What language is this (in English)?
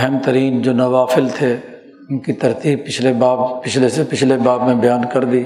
Urdu